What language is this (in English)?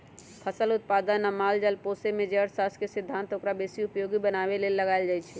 Magahi